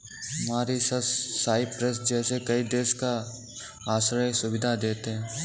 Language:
Hindi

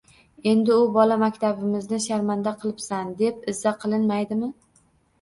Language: Uzbek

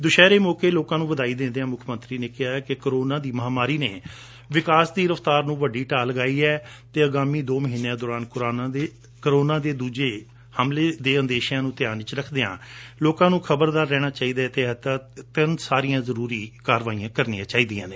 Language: Punjabi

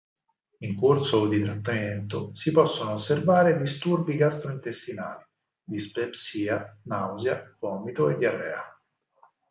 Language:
Italian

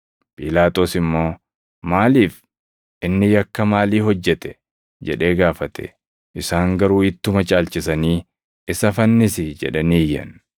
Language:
Oromo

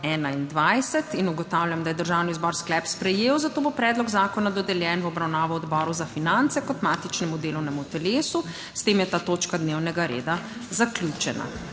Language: Slovenian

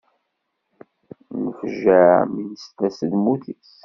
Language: Kabyle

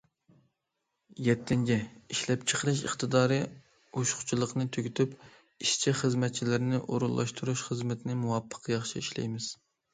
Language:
Uyghur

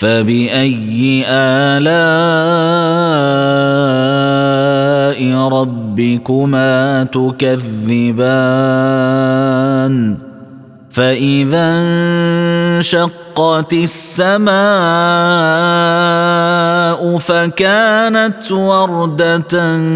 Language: Arabic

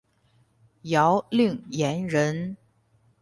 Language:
Chinese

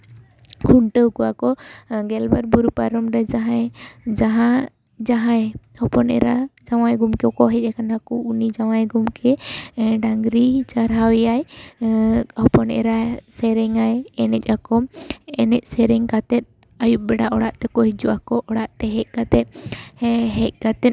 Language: Santali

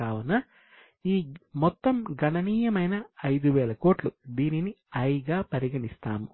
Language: Telugu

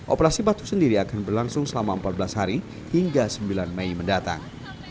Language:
Indonesian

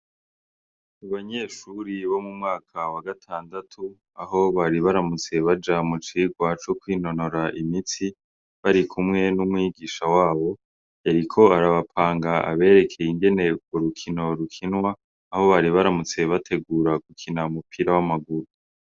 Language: Rundi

